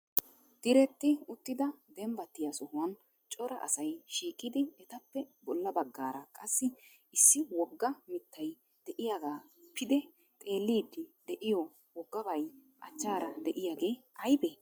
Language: Wolaytta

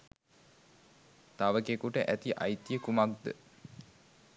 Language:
Sinhala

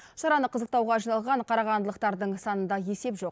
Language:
Kazakh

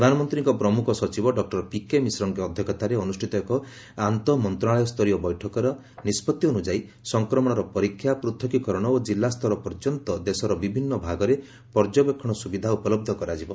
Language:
Odia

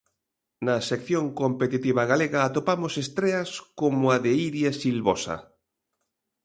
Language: Galician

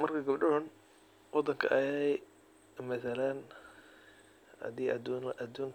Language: Somali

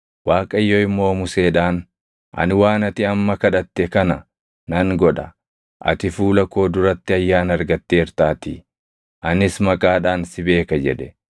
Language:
Oromo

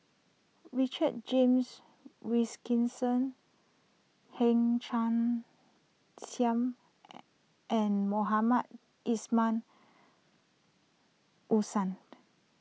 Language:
English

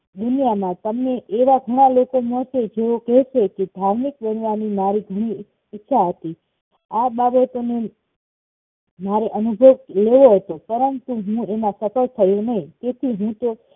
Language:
Gujarati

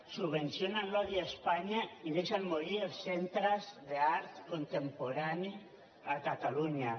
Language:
Catalan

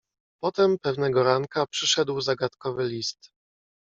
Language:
Polish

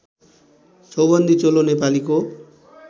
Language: Nepali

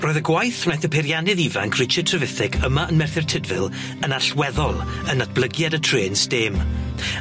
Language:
Welsh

